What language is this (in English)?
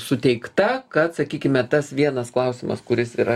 Lithuanian